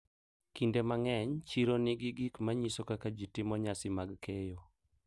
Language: Luo (Kenya and Tanzania)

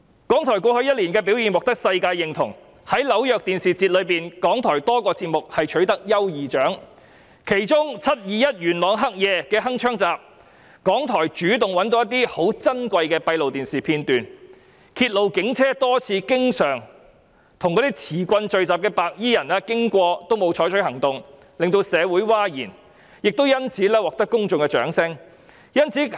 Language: Cantonese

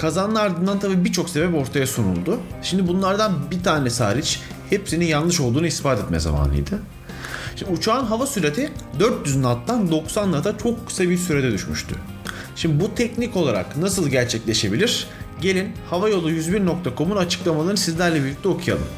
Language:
Turkish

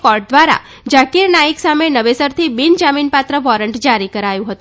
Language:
Gujarati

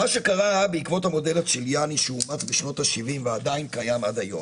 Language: Hebrew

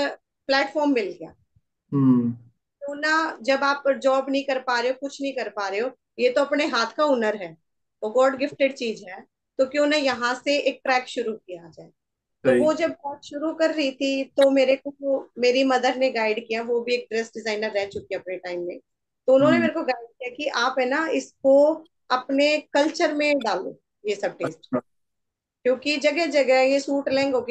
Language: Hindi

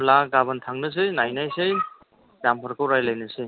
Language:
Bodo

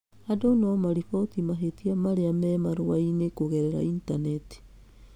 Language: Kikuyu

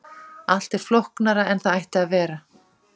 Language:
Icelandic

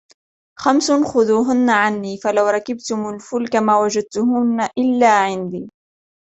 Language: Arabic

